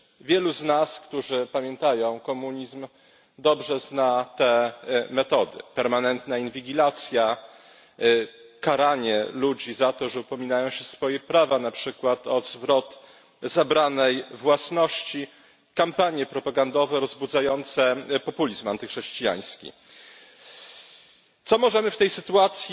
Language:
Polish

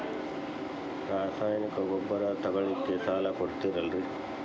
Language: Kannada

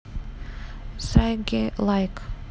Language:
Russian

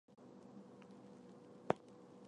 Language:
Chinese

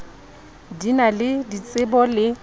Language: Southern Sotho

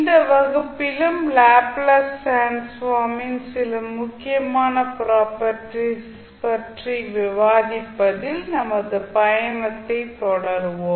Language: Tamil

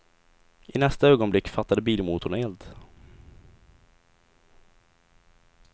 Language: Swedish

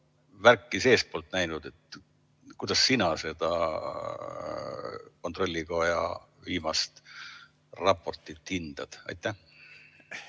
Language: Estonian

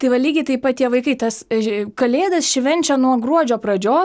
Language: Lithuanian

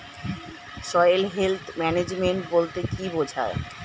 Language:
Bangla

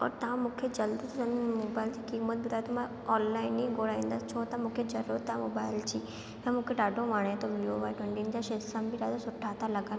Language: Sindhi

